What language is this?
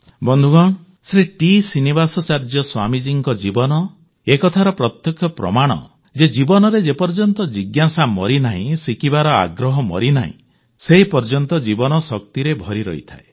Odia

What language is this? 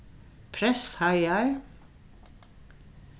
Faroese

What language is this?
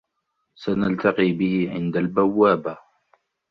Arabic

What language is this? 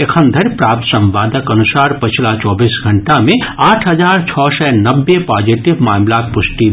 Maithili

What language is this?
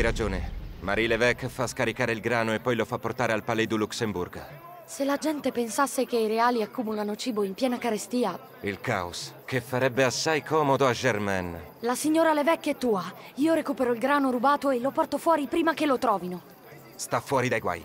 Italian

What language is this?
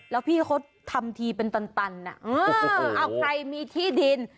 Thai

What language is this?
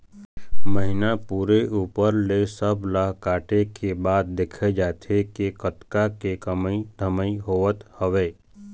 Chhattisgarhi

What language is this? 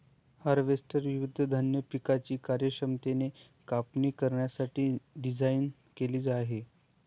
Marathi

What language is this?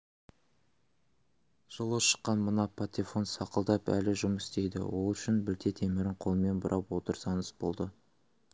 Kazakh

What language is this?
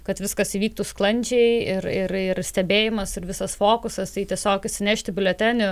Lithuanian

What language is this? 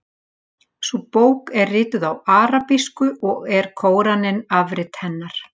Icelandic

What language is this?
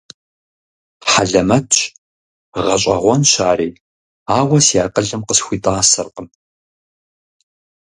Kabardian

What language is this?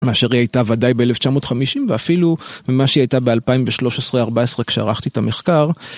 Hebrew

